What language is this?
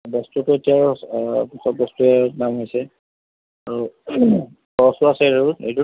Assamese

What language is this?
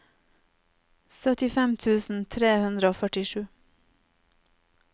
Norwegian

